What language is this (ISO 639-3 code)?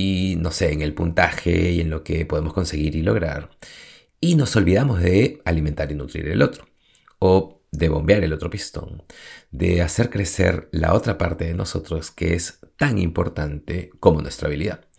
spa